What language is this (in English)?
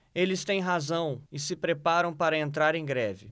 Portuguese